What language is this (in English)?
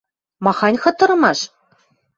Western Mari